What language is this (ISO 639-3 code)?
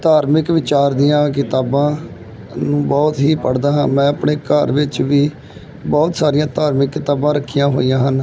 pan